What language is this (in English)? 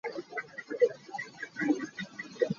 Hakha Chin